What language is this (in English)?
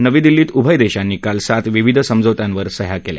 Marathi